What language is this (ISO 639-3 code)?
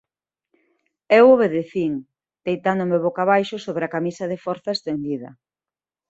glg